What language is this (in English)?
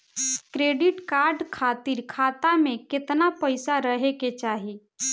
Bhojpuri